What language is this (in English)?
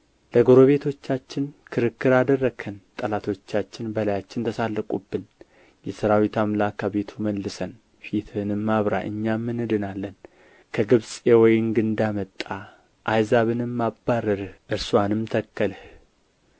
Amharic